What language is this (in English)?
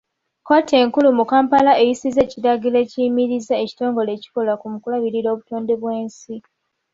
Ganda